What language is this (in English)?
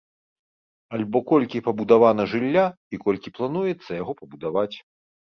Belarusian